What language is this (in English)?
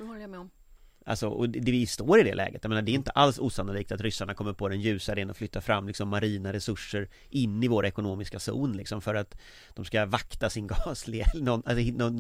Swedish